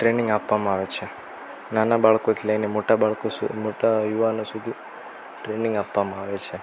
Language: Gujarati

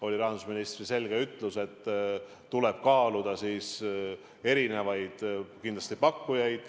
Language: Estonian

